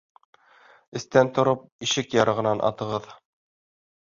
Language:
Bashkir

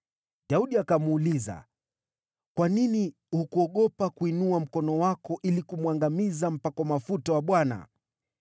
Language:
Swahili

